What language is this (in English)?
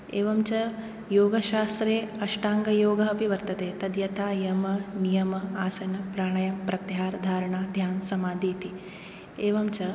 Sanskrit